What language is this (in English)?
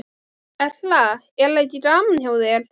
Icelandic